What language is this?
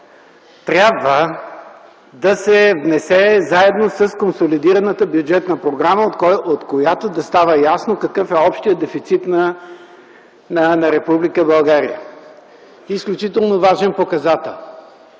Bulgarian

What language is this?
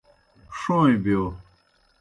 Kohistani Shina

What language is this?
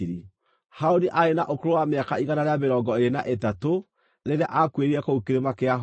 Kikuyu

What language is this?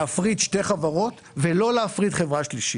Hebrew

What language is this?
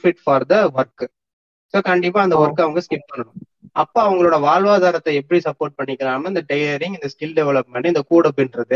Tamil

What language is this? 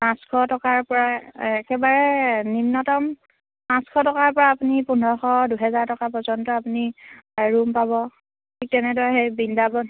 Assamese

